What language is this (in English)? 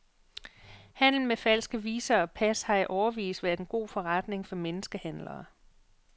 Danish